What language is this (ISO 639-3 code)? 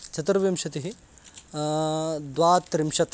san